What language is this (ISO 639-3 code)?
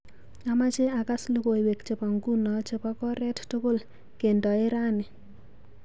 kln